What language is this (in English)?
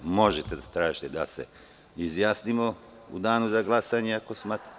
Serbian